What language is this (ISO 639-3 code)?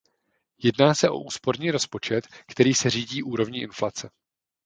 ces